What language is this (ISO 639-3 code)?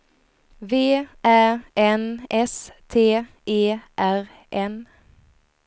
swe